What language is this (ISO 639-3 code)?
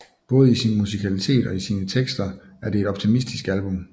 dan